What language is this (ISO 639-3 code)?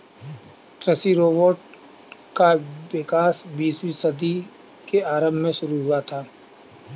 hin